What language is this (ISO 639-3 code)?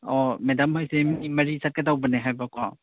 mni